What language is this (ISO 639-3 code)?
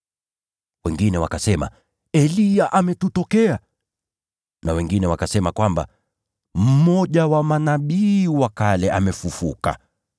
swa